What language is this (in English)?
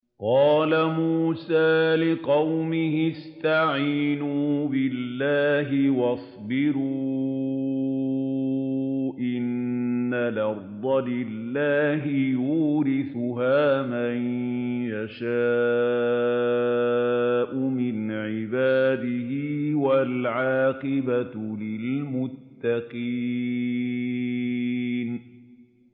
Arabic